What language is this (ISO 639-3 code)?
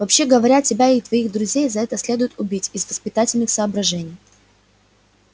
rus